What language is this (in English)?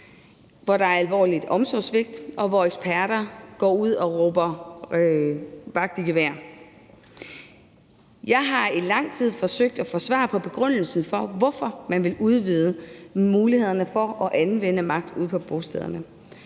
Danish